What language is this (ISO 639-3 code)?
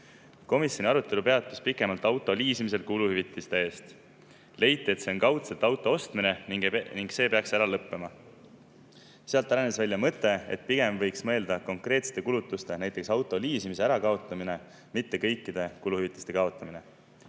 est